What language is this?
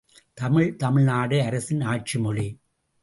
Tamil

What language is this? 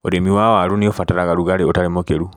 Kikuyu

